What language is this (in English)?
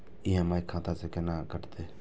Maithili